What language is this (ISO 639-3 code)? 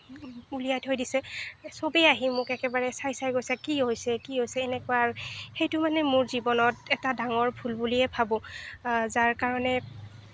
asm